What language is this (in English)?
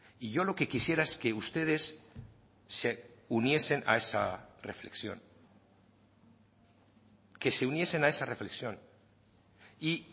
Spanish